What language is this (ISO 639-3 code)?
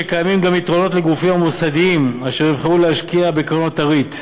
heb